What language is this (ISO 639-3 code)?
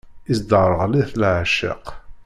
kab